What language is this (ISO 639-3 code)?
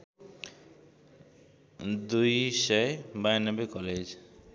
nep